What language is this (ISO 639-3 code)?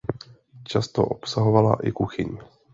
ces